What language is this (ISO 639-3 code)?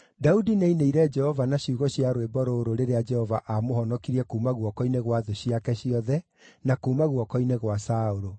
kik